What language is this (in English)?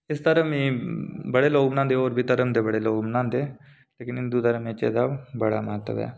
Dogri